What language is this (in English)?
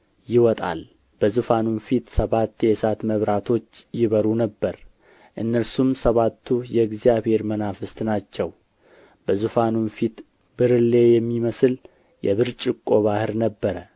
Amharic